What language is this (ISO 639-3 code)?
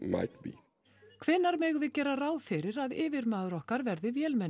isl